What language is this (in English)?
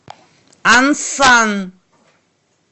Russian